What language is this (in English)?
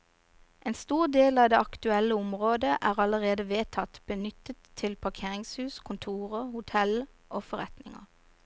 Norwegian